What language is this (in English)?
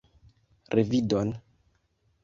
Esperanto